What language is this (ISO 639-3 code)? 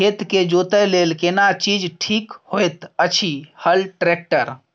mai